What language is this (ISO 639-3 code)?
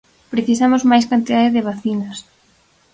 glg